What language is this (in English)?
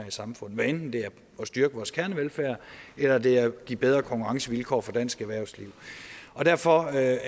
Danish